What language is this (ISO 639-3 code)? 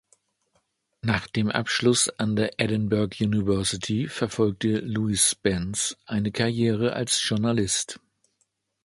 deu